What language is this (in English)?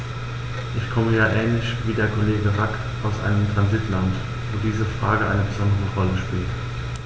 German